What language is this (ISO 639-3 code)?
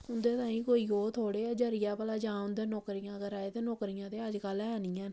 doi